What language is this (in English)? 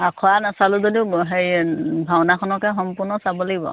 Assamese